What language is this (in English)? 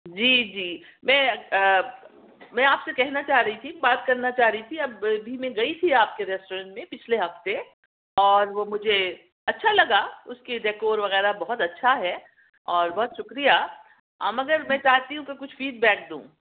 Urdu